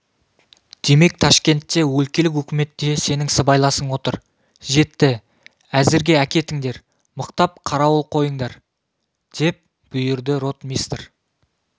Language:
Kazakh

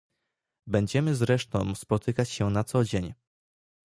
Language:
Polish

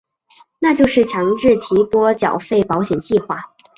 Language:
Chinese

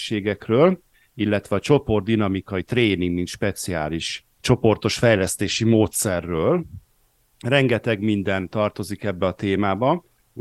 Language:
Hungarian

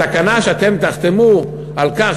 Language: Hebrew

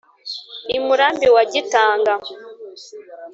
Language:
Kinyarwanda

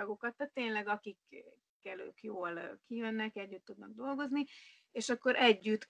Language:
Hungarian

